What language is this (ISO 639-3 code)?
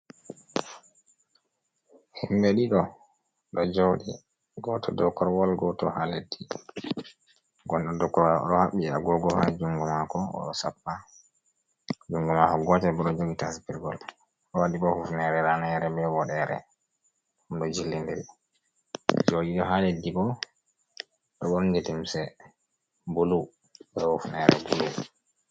ful